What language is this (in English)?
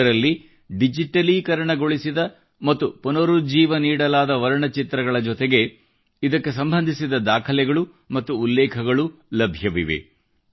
Kannada